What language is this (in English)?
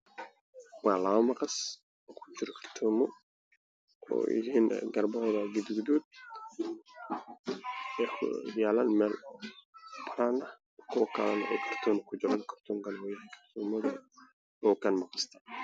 Somali